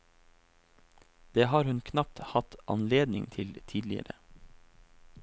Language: Norwegian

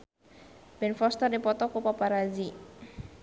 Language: Sundanese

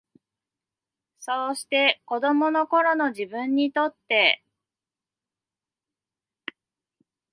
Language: Japanese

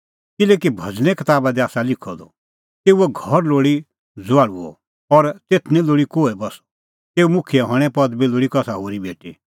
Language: Kullu Pahari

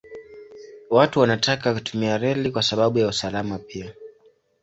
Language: Swahili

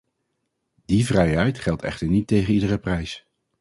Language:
Dutch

